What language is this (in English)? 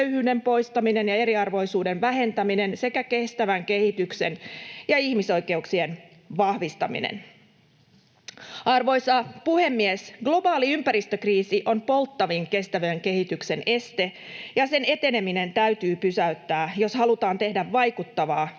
Finnish